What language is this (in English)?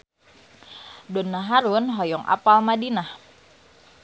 Sundanese